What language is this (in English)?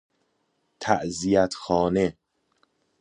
Persian